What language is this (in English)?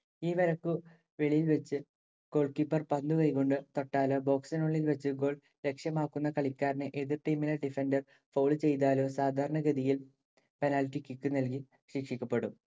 Malayalam